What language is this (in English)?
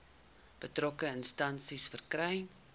Afrikaans